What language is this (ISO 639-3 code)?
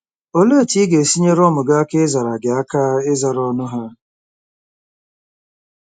ibo